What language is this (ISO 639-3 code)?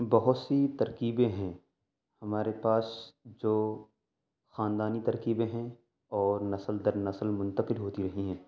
urd